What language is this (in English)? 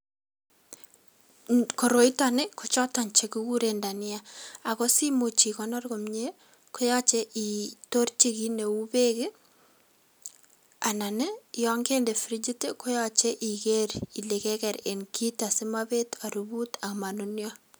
Kalenjin